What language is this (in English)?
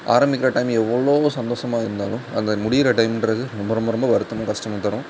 Tamil